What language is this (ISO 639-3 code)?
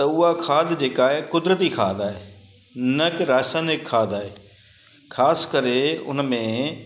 snd